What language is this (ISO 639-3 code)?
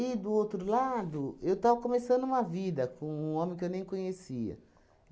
por